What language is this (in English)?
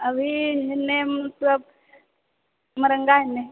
Maithili